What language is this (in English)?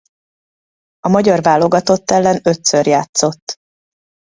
Hungarian